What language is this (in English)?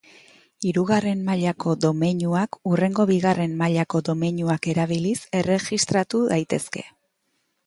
Basque